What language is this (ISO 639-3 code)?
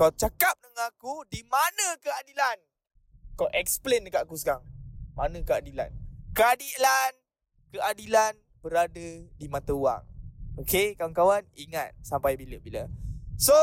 msa